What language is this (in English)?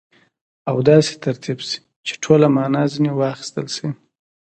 Pashto